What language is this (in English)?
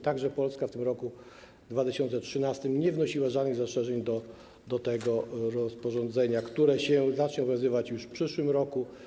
Polish